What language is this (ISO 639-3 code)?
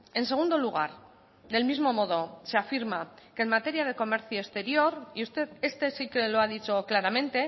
spa